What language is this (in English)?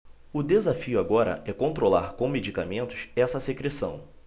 Portuguese